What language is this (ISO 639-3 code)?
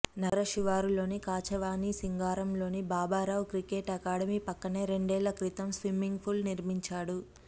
tel